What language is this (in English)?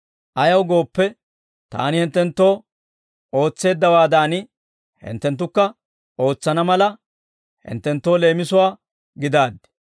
Dawro